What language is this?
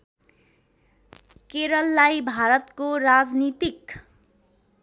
Nepali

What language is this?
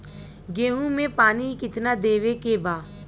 Bhojpuri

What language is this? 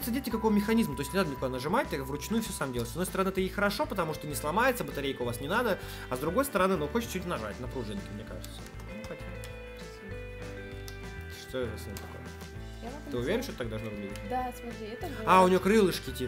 Russian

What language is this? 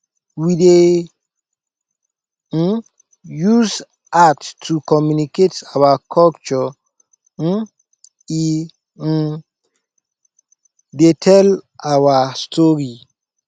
Nigerian Pidgin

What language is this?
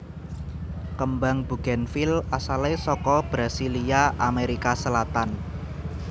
Javanese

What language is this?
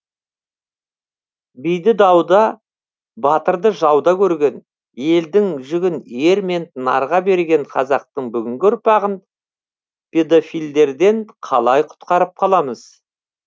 Kazakh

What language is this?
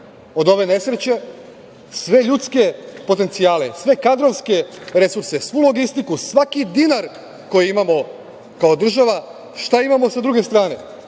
Serbian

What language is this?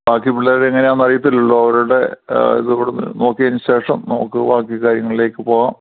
Malayalam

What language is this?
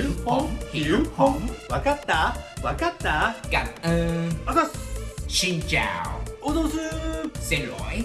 Japanese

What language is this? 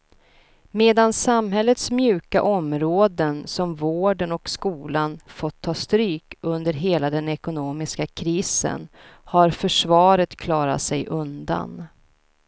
Swedish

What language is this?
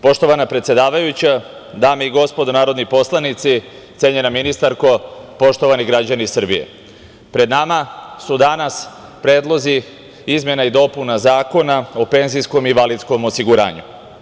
Serbian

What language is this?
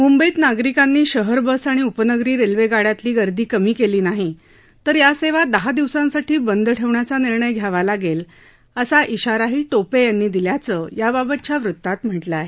Marathi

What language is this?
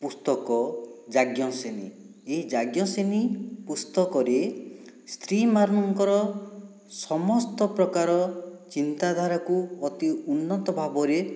Odia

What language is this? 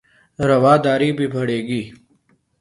Urdu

